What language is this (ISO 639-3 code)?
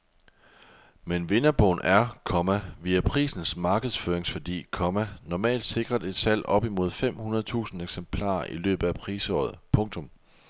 dan